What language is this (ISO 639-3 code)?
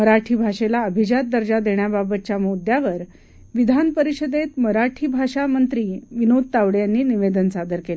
mar